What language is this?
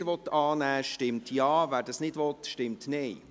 Swiss German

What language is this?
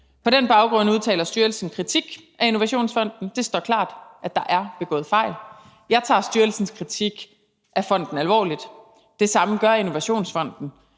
Danish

